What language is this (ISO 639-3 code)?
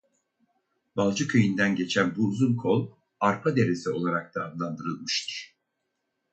tur